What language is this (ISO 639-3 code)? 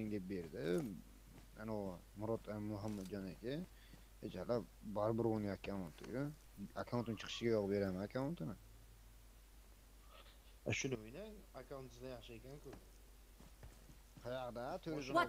tur